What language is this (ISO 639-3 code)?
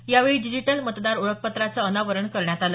mar